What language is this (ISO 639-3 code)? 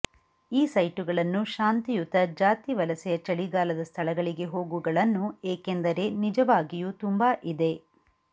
kan